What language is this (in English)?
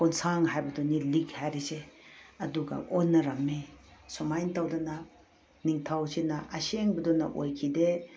Manipuri